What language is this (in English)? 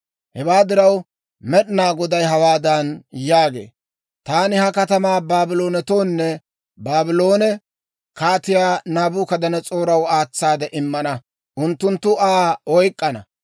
Dawro